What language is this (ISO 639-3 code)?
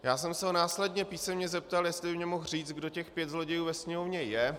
ces